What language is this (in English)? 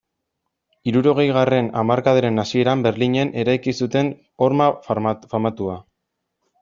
Basque